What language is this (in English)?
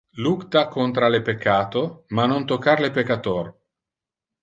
Interlingua